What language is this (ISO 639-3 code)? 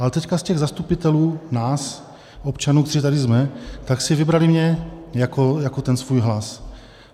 ces